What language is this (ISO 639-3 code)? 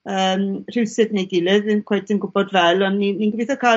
cym